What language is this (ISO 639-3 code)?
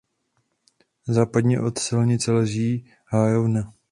ces